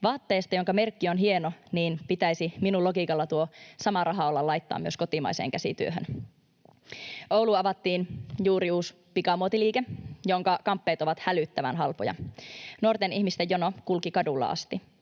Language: Finnish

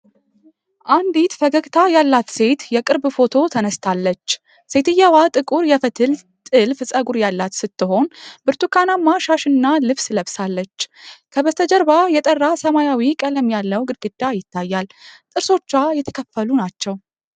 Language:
Amharic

